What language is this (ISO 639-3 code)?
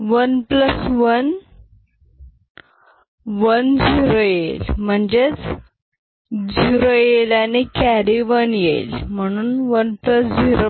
mar